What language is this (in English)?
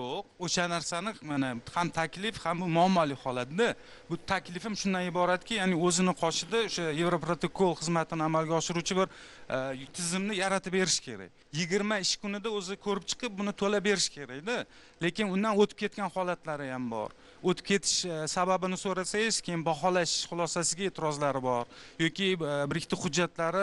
Turkish